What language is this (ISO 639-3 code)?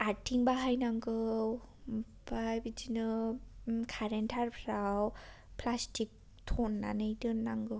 brx